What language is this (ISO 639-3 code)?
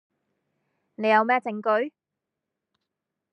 yue